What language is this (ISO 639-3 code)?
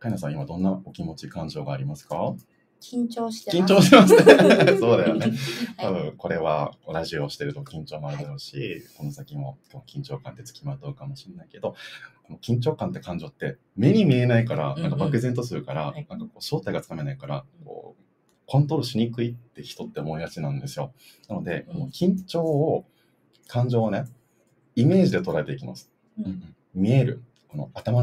jpn